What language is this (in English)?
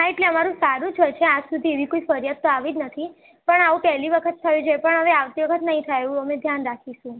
Gujarati